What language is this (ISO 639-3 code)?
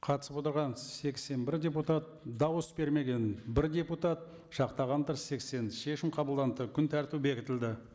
kaz